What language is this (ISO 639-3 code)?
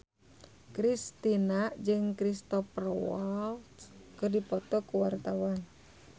sun